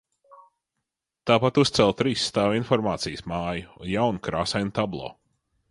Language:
Latvian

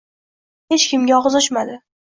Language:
Uzbek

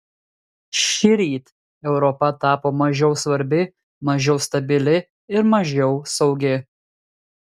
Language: Lithuanian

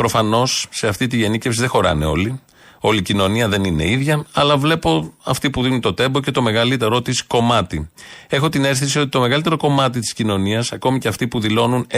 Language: Greek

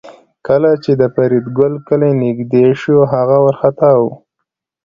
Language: Pashto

